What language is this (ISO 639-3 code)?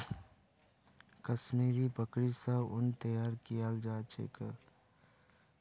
mag